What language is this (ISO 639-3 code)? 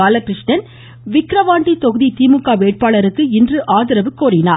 tam